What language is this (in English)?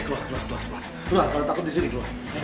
Indonesian